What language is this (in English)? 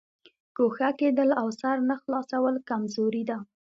Pashto